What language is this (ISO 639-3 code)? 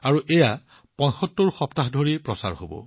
asm